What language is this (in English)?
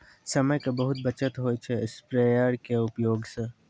Maithili